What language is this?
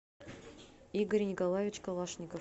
Russian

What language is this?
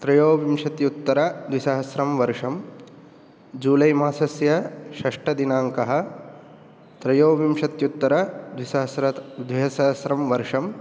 Sanskrit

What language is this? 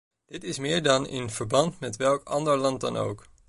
Dutch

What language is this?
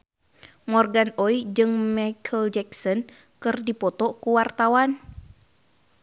Sundanese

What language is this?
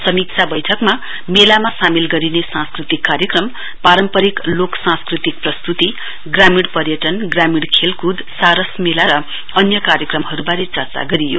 Nepali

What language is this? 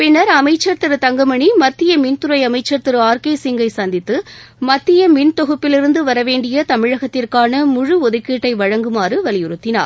Tamil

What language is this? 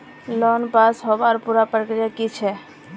Magahi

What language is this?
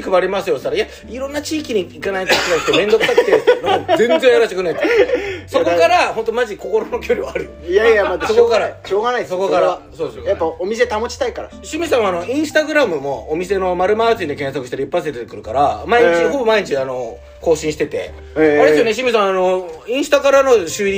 Japanese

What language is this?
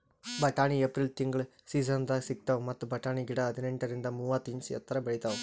Kannada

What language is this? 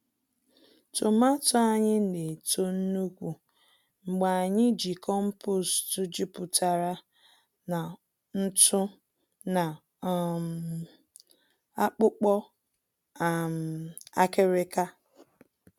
Igbo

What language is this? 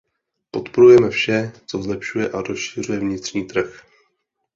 Czech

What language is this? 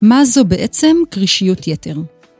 Hebrew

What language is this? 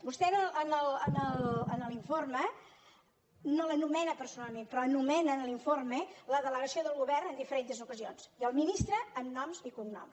Catalan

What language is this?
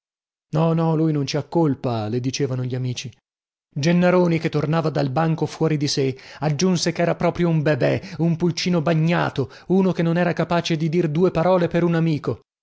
Italian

